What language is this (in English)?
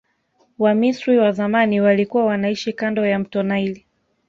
Swahili